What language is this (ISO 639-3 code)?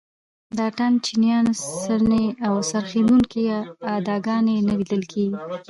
pus